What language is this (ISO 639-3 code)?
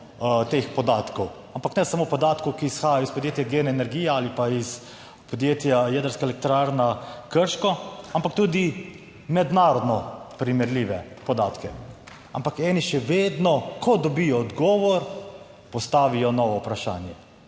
slv